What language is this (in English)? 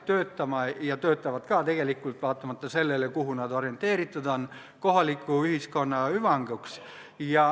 Estonian